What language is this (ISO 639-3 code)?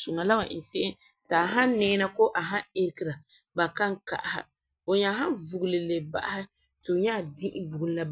gur